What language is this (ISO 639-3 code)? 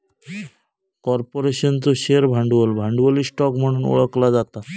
mar